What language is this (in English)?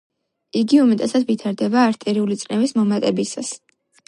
Georgian